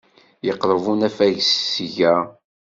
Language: Kabyle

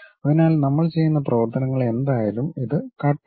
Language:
Malayalam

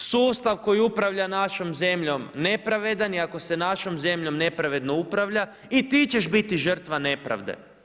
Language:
Croatian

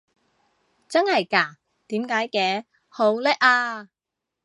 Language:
Cantonese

